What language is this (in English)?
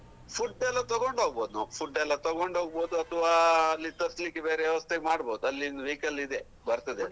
Kannada